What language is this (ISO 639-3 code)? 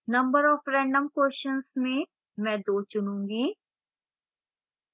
hin